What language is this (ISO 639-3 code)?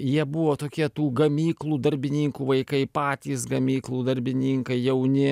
lit